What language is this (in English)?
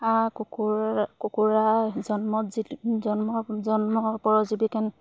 Assamese